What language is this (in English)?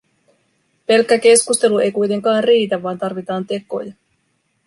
Finnish